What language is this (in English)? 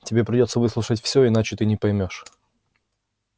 Russian